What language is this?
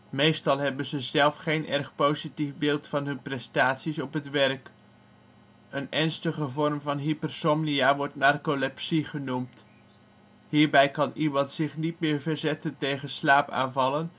Dutch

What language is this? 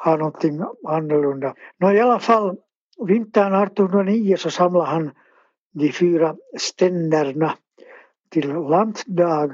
Swedish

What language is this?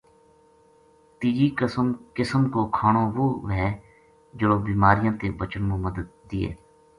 Gujari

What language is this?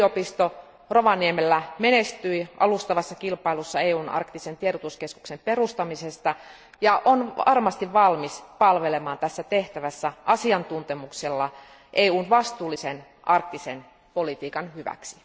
Finnish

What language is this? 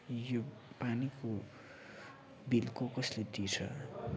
Nepali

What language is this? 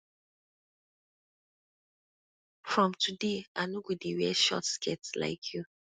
Nigerian Pidgin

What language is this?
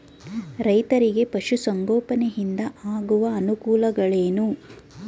Kannada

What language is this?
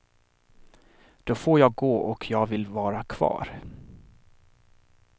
Swedish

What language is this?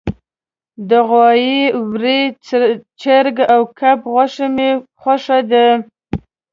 Pashto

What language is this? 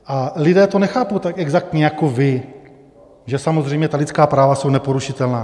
Czech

